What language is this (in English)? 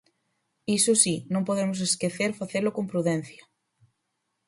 Galician